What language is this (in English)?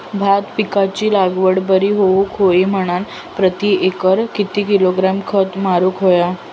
Marathi